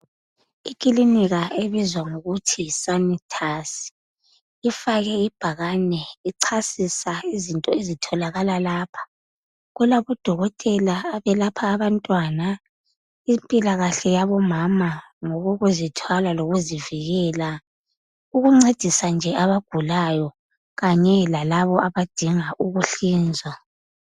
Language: North Ndebele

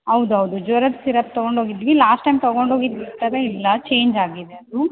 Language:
Kannada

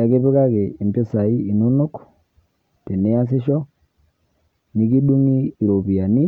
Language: Masai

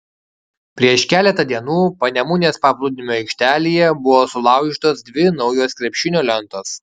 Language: Lithuanian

